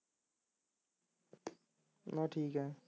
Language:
Punjabi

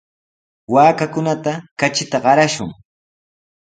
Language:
Sihuas Ancash Quechua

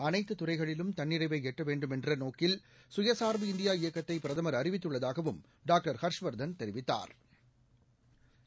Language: Tamil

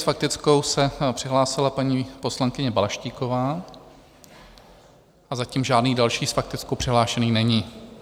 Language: Czech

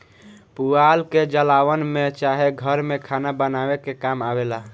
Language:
Bhojpuri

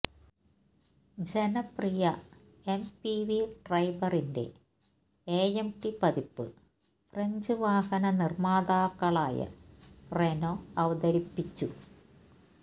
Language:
Malayalam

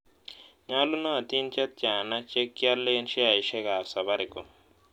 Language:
Kalenjin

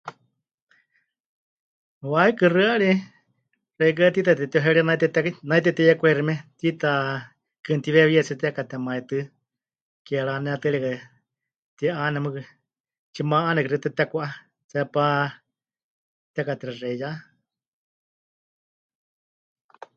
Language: Huichol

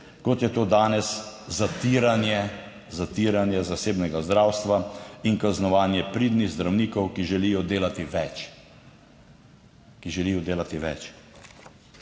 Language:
Slovenian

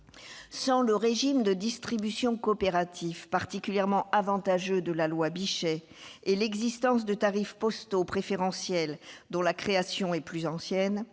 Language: French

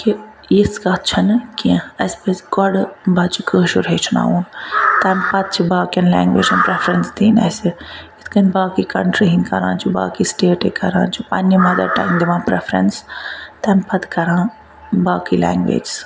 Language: Kashmiri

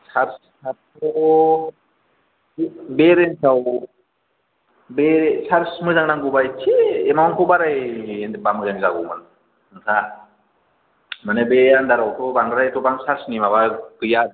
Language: Bodo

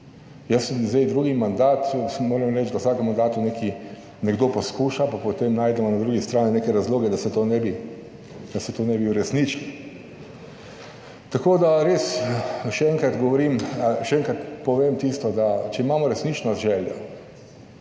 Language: Slovenian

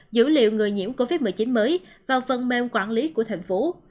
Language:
Vietnamese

